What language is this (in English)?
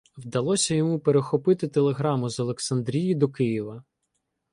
Ukrainian